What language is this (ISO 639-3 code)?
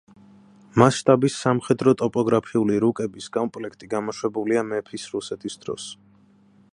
kat